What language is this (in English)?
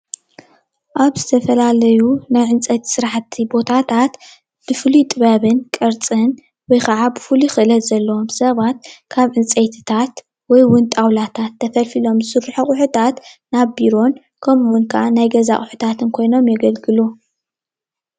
Tigrinya